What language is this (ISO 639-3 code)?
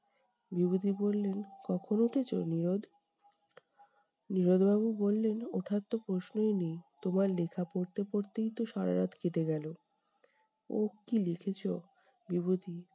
ben